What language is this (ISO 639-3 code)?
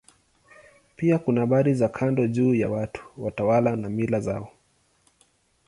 swa